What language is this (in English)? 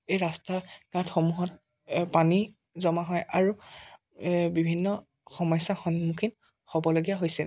Assamese